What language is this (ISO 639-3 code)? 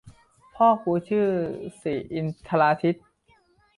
tha